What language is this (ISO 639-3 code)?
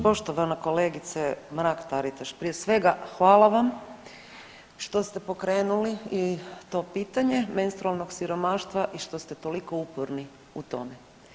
hrv